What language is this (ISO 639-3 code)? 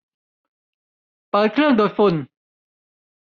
tha